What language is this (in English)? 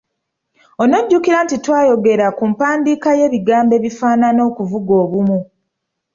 Ganda